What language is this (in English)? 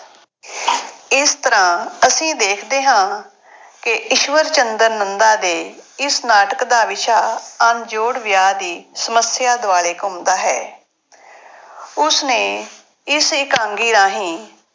Punjabi